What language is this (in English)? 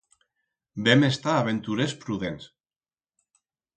Aragonese